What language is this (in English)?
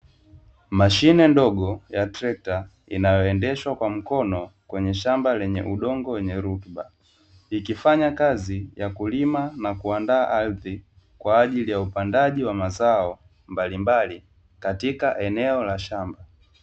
Swahili